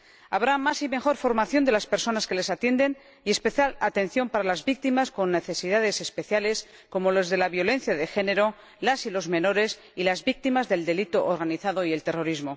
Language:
Spanish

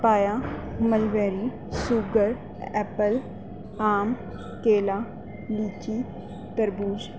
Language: Urdu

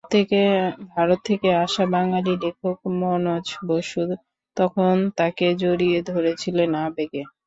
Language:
Bangla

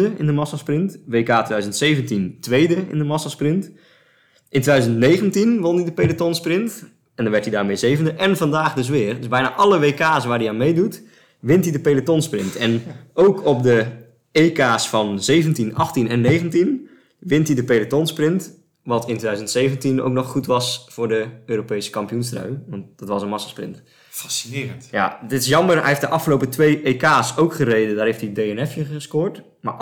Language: Dutch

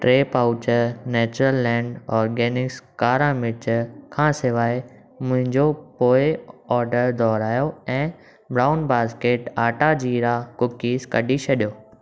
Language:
Sindhi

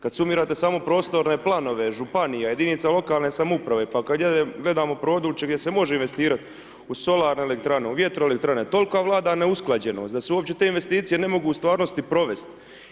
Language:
Croatian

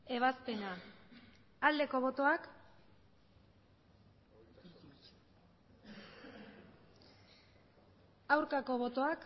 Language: Basque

